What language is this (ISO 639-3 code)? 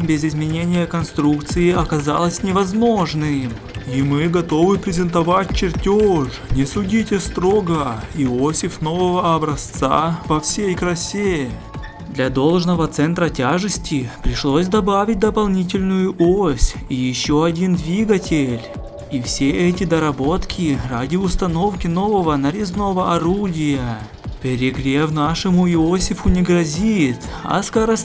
rus